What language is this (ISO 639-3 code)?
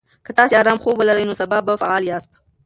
pus